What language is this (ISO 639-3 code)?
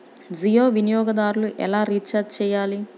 tel